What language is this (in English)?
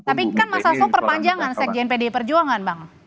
Indonesian